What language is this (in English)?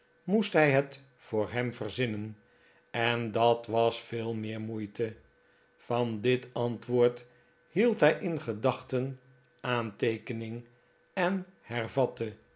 Dutch